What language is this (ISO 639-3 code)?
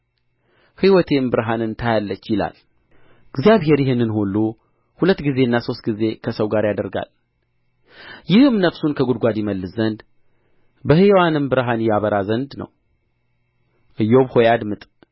amh